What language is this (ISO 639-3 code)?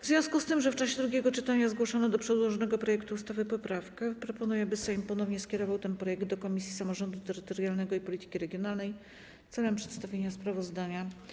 pol